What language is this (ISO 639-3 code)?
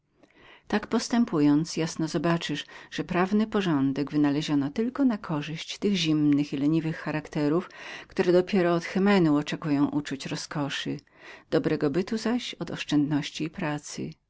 pol